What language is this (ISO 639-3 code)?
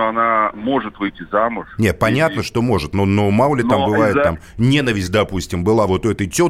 rus